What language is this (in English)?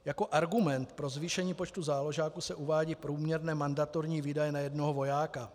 Czech